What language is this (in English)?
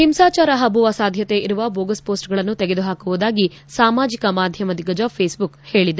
Kannada